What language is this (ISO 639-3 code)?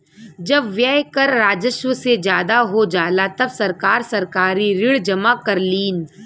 bho